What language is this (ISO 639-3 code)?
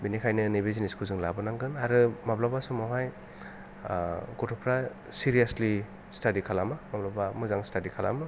brx